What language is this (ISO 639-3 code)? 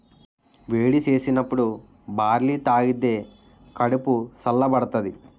tel